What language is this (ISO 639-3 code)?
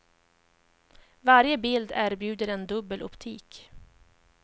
swe